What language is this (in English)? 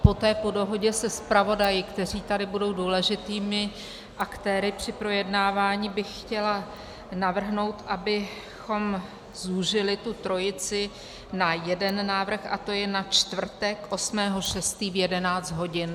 Czech